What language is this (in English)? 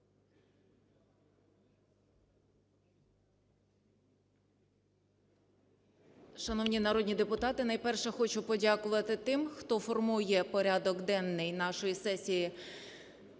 Ukrainian